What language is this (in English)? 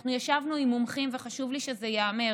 Hebrew